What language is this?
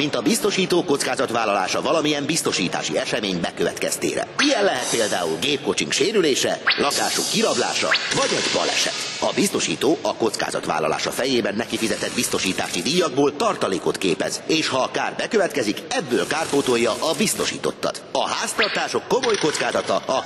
Hungarian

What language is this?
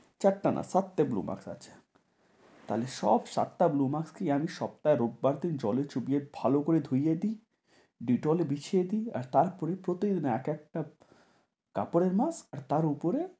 Bangla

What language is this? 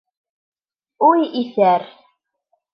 Bashkir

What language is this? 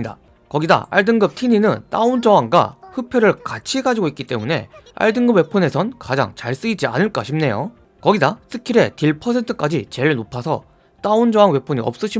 Korean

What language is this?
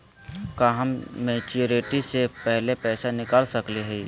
Magahi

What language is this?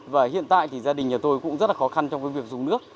Vietnamese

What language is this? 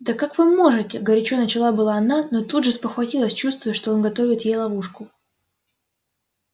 Russian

